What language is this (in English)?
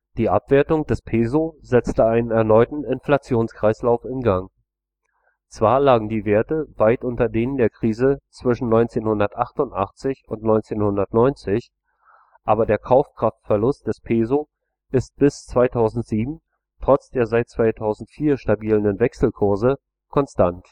German